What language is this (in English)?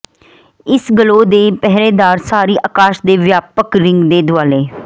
Punjabi